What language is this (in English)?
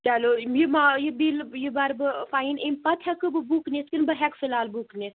Kashmiri